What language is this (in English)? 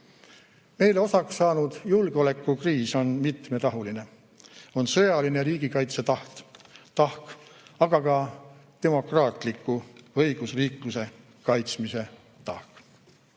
Estonian